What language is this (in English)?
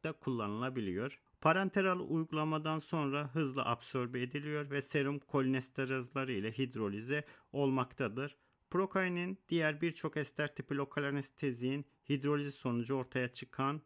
Turkish